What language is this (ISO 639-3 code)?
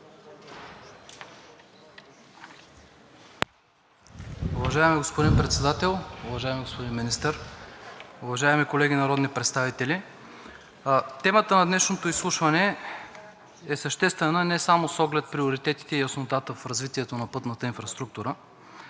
bul